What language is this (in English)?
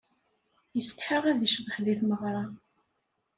Kabyle